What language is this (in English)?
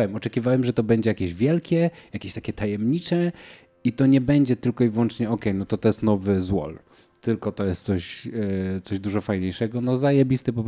Polish